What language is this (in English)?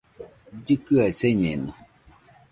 Nüpode Huitoto